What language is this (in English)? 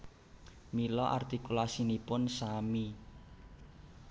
Javanese